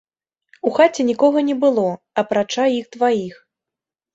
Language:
Belarusian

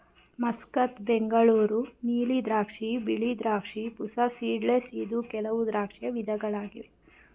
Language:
Kannada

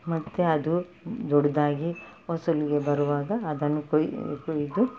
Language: Kannada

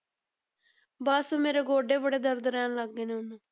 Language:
Punjabi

